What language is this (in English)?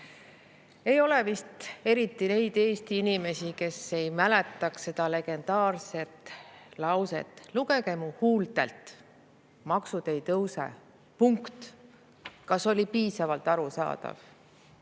Estonian